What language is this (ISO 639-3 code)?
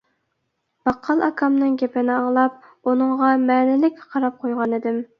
uig